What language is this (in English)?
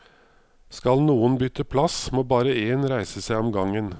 Norwegian